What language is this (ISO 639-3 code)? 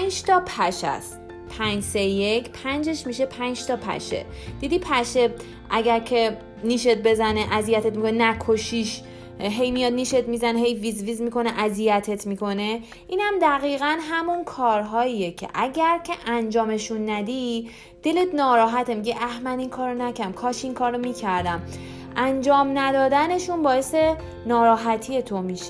fas